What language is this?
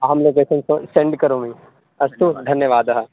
Sanskrit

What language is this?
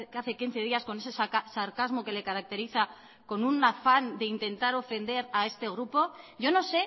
Spanish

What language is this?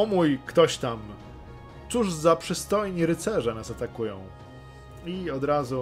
Polish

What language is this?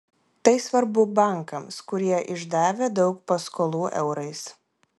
Lithuanian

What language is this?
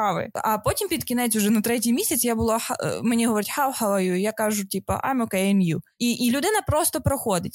Ukrainian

